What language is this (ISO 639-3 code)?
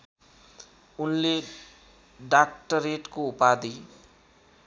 nep